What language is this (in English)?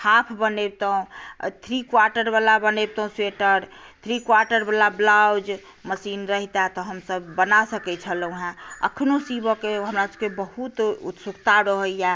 Maithili